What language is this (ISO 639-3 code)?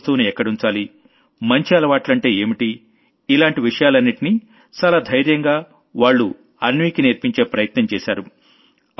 tel